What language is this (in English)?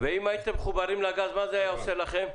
Hebrew